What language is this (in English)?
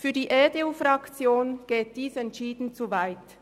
Swiss German